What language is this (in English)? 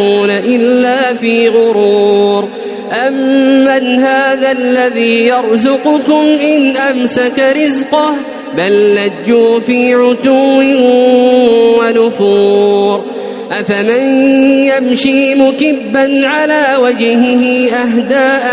Arabic